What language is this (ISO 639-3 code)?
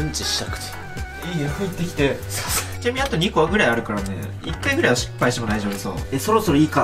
jpn